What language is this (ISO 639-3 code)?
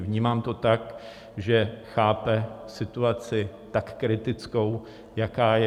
ces